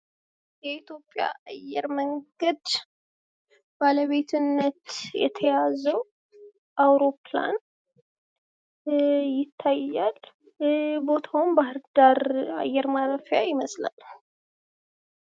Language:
Amharic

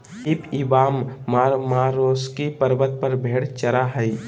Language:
Magahi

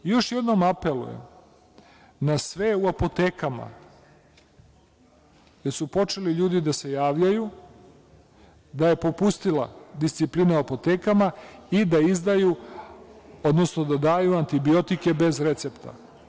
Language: Serbian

